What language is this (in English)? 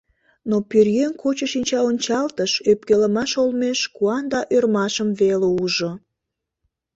Mari